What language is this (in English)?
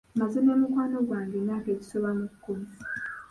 Ganda